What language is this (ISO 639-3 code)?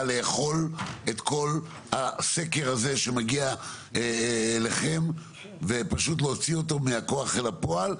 heb